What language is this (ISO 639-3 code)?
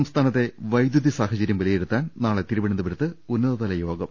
mal